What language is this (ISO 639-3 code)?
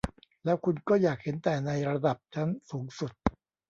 tha